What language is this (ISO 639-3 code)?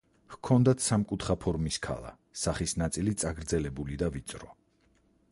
kat